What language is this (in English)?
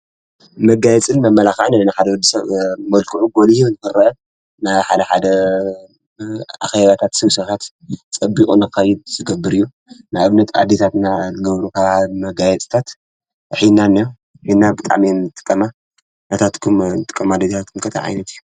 Tigrinya